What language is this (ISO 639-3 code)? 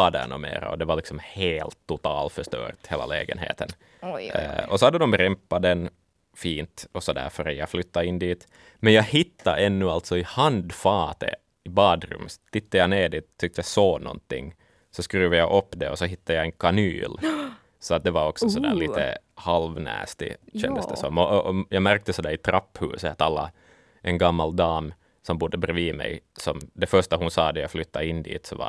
swe